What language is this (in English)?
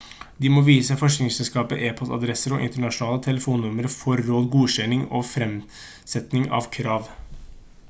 Norwegian Bokmål